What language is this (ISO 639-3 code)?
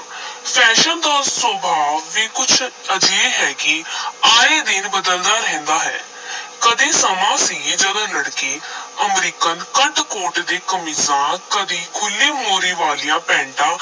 pan